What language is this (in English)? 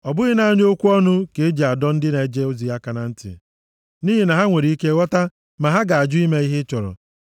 Igbo